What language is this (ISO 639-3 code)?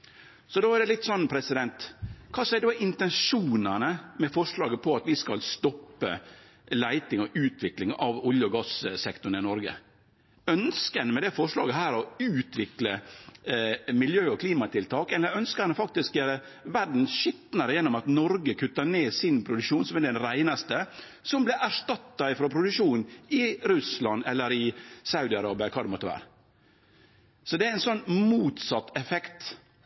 nno